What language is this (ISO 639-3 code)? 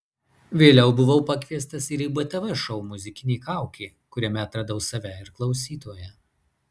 lit